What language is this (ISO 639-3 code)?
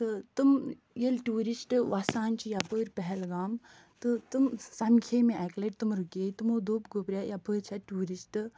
kas